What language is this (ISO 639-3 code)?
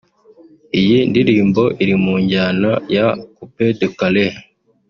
kin